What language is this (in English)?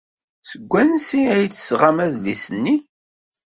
Kabyle